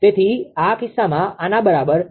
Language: Gujarati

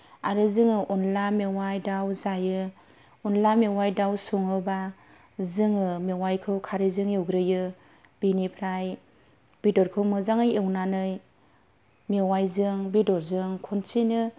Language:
Bodo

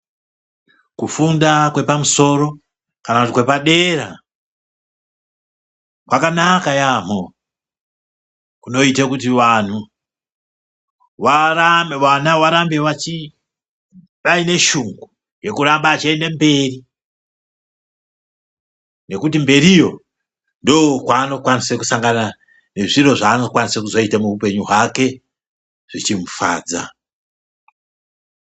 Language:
Ndau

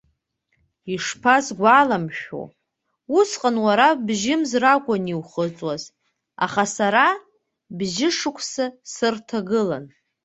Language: Abkhazian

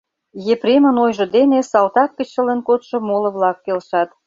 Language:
Mari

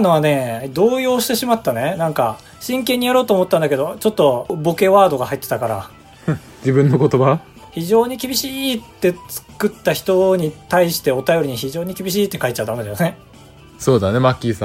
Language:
Japanese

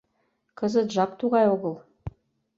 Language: Mari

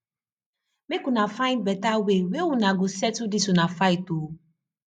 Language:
Nigerian Pidgin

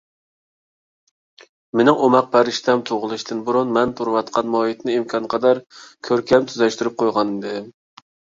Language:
Uyghur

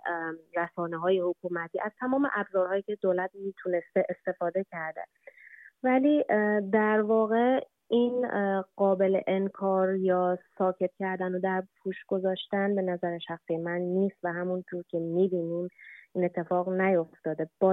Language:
Persian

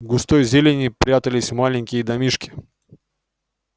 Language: Russian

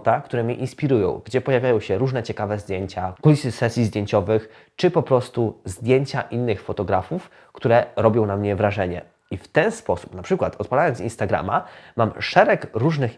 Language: Polish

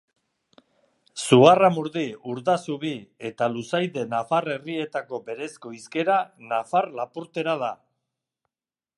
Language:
Basque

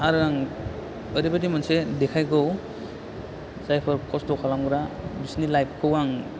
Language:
Bodo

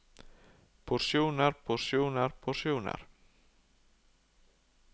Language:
Norwegian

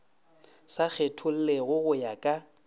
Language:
Northern Sotho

